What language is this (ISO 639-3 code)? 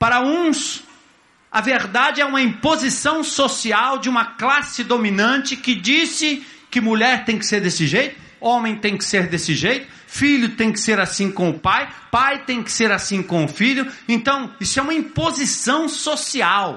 por